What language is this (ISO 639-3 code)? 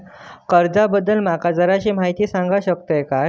mar